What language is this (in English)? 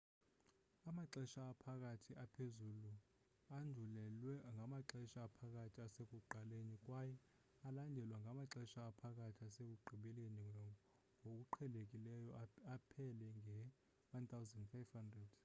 Xhosa